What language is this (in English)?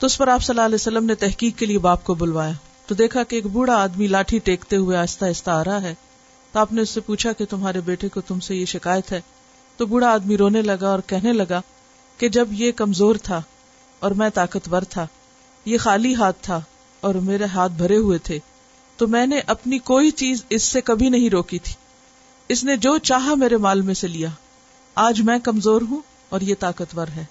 Urdu